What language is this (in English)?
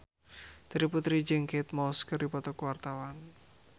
Sundanese